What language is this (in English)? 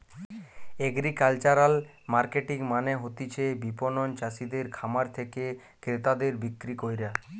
Bangla